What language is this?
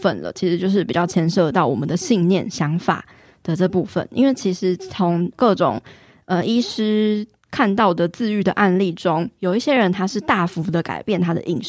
Chinese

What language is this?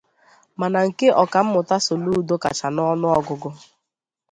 Igbo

